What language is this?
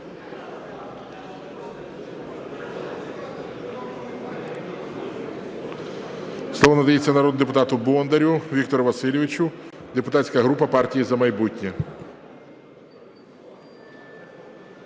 Ukrainian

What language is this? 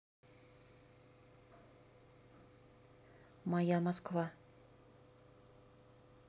Russian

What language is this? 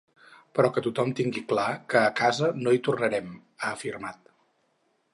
Catalan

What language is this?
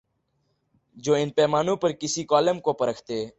Urdu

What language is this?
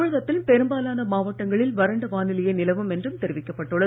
Tamil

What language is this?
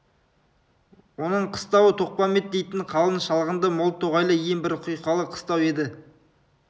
Kazakh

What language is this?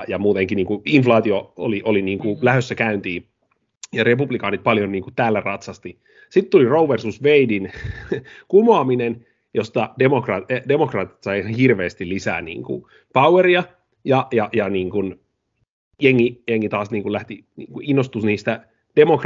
Finnish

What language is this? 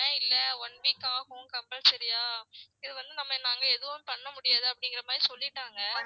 Tamil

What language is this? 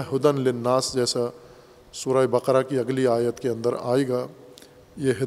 Urdu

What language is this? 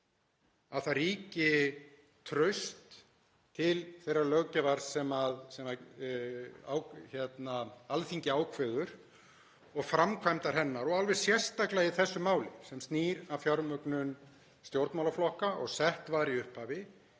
Icelandic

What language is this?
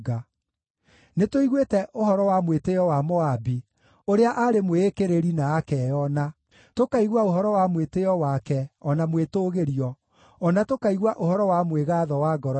Kikuyu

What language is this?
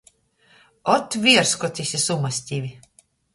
Latgalian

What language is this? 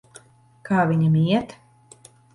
Latvian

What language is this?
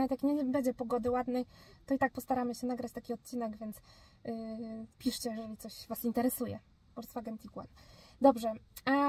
Polish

